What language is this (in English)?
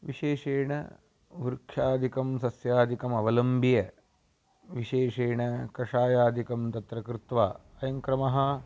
Sanskrit